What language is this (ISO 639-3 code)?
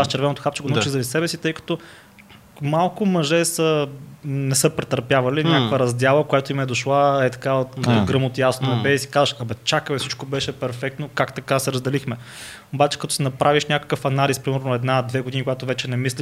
bul